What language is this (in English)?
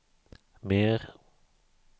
Swedish